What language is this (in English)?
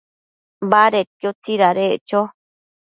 Matsés